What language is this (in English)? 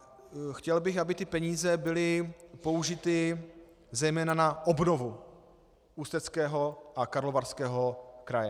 Czech